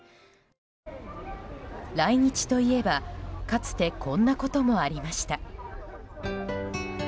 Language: Japanese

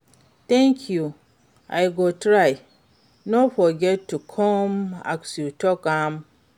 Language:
Nigerian Pidgin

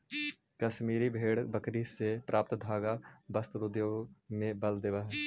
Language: Magahi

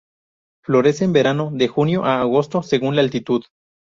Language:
Spanish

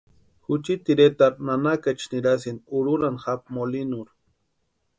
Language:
Western Highland Purepecha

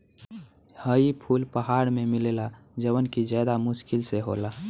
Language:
Bhojpuri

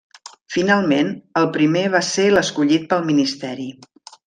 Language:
Catalan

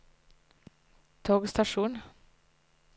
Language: Norwegian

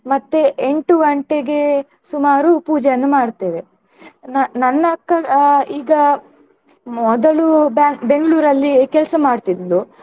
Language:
Kannada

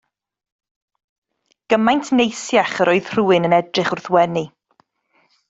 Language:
Welsh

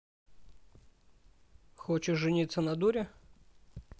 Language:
Russian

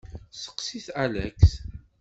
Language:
Kabyle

